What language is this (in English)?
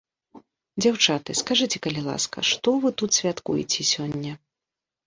Belarusian